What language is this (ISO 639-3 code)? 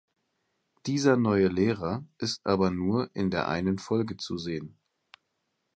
deu